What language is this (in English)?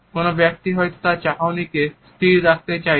Bangla